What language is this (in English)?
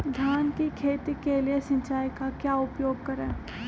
Magahi